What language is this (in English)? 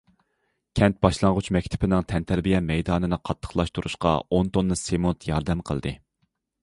Uyghur